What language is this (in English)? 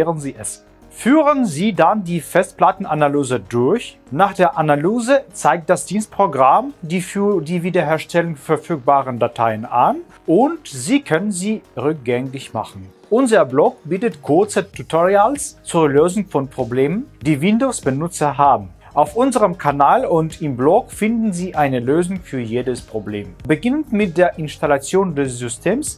German